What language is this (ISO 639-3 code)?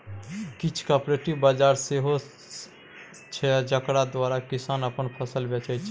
mai